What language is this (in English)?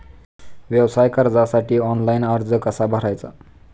Marathi